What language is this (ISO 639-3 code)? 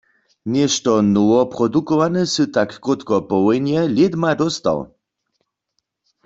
hsb